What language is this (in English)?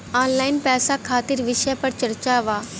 Bhojpuri